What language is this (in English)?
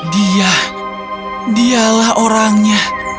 Indonesian